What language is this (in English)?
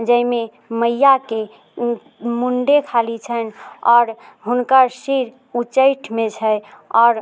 Maithili